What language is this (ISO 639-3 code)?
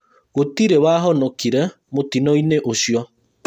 kik